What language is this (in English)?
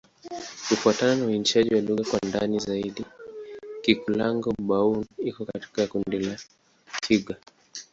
Swahili